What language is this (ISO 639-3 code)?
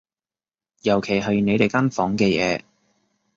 yue